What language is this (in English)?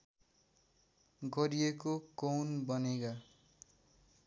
Nepali